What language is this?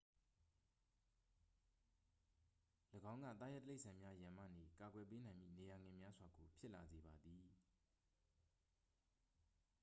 Burmese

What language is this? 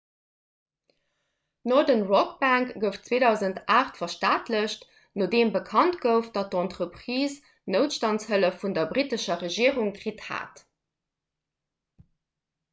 Luxembourgish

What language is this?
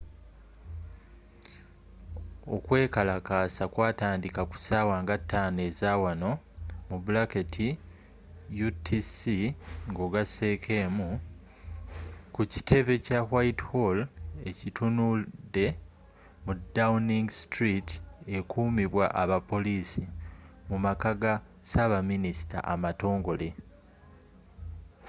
Ganda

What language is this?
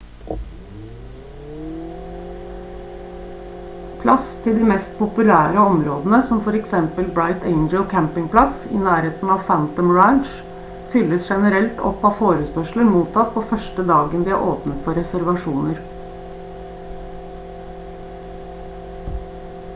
Norwegian Bokmål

